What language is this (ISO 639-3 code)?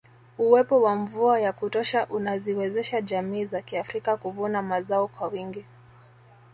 swa